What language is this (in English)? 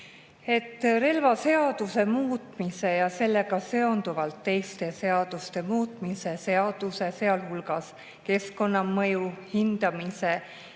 Estonian